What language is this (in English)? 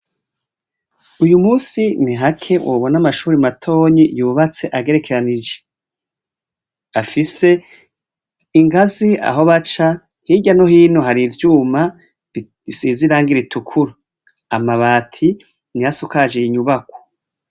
Rundi